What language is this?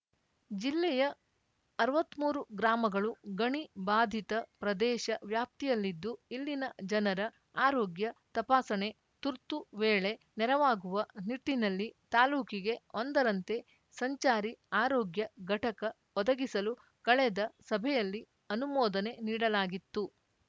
Kannada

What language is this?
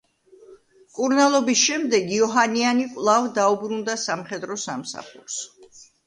Georgian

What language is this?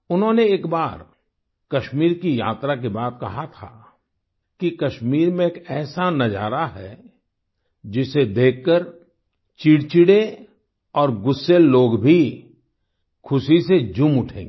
Hindi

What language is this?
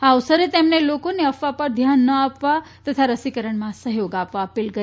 Gujarati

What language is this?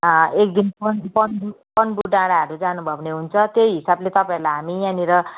Nepali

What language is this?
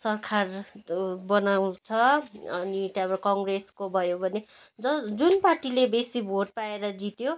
Nepali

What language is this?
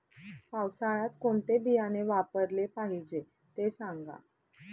Marathi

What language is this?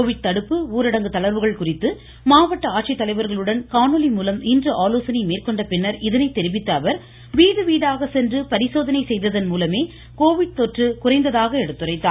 Tamil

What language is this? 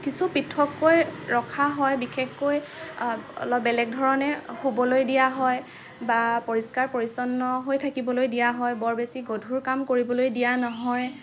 Assamese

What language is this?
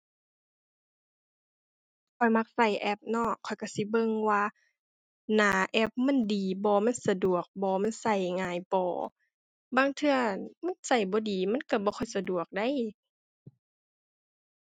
Thai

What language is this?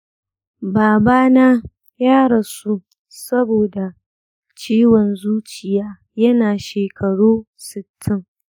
Hausa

